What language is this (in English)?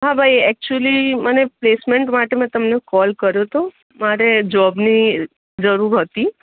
Gujarati